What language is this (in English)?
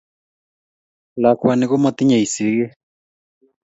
Kalenjin